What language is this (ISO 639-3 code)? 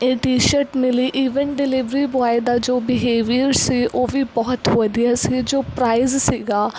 pan